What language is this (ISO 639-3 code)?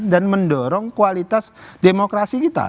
ind